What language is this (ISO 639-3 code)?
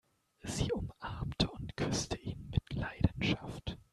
deu